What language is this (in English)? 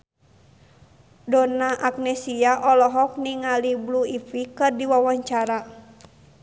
Sundanese